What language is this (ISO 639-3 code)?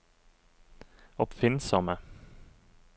nor